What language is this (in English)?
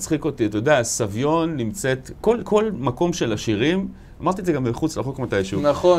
Hebrew